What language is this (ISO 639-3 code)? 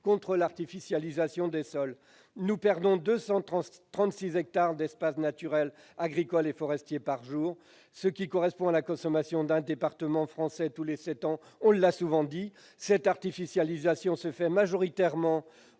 fra